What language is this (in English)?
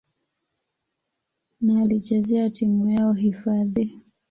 Swahili